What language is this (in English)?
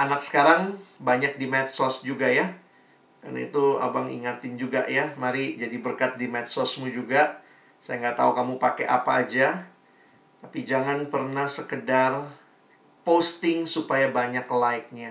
Indonesian